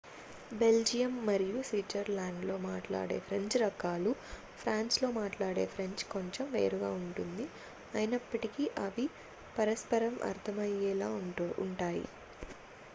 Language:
Telugu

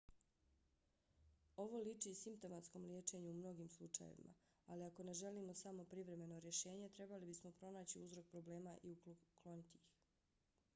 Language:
Bosnian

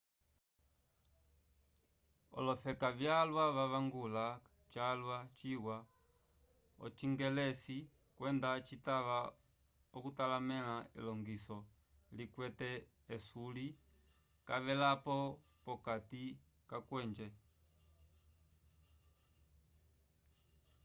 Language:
Umbundu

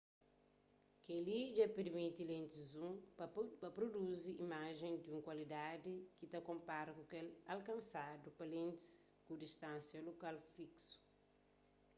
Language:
Kabuverdianu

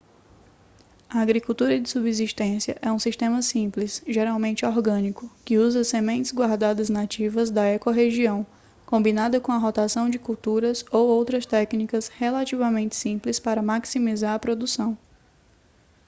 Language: Portuguese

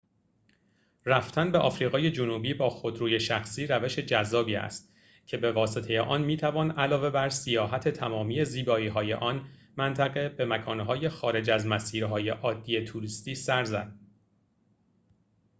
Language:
Persian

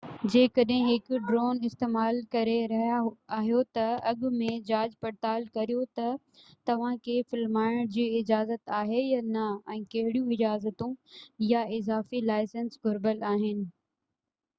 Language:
Sindhi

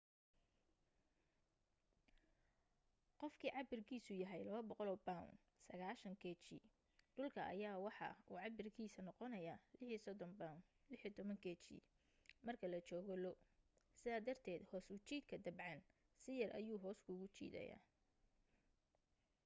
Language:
Somali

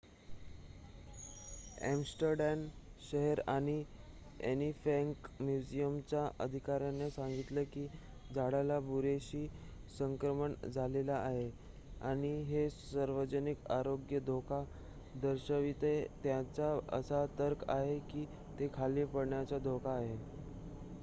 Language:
Marathi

